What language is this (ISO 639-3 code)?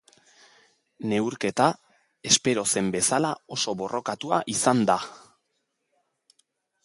eus